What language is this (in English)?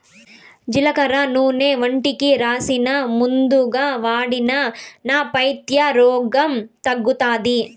Telugu